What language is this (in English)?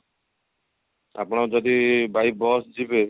Odia